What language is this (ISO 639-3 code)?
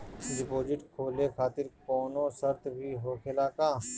bho